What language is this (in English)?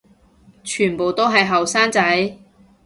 Cantonese